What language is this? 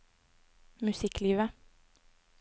Norwegian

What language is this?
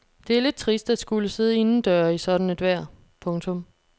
Danish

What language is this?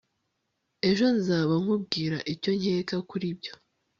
Kinyarwanda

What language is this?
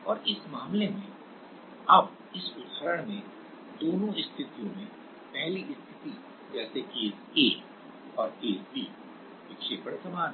Hindi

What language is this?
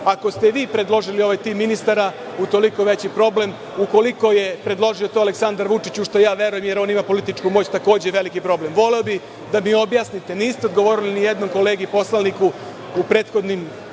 Serbian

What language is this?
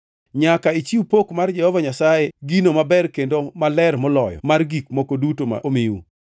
Luo (Kenya and Tanzania)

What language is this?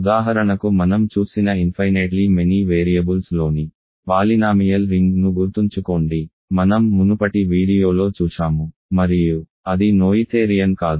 Telugu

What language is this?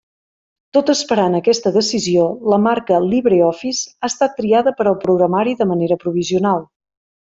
Catalan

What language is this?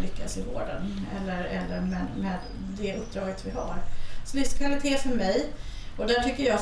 Swedish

